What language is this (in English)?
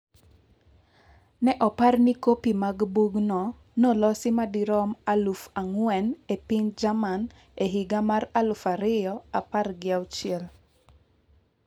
Luo (Kenya and Tanzania)